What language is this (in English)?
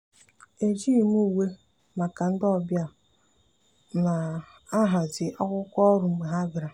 Igbo